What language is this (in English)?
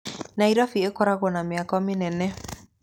Kikuyu